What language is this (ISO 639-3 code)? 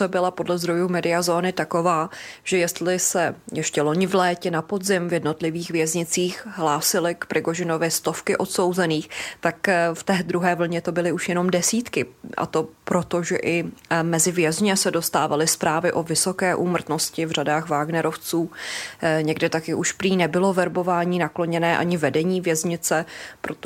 ces